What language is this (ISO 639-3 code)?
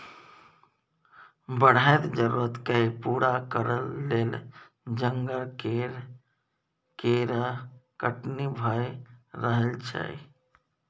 mai